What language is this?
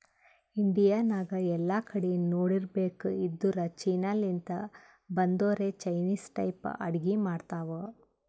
Kannada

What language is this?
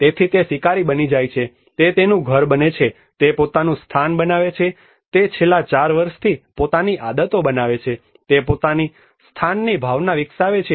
Gujarati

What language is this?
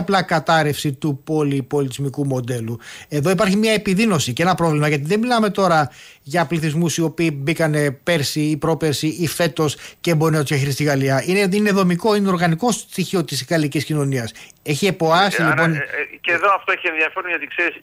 Greek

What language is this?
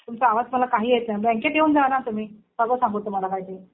Marathi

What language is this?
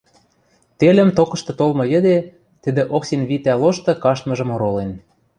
Western Mari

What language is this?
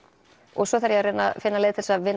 Icelandic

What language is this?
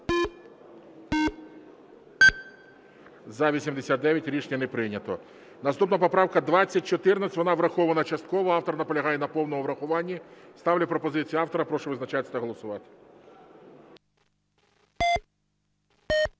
Ukrainian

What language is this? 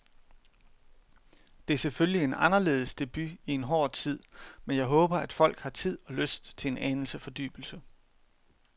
Danish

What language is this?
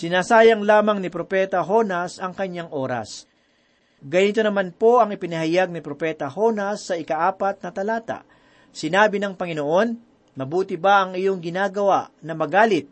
Filipino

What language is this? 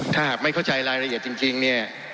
Thai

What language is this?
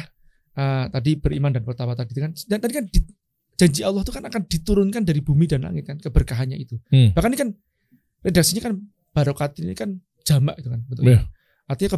Indonesian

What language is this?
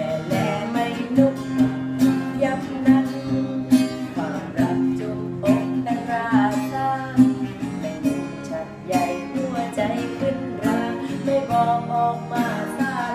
Thai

